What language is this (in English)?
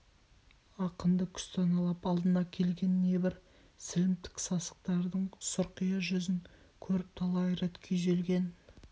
Kazakh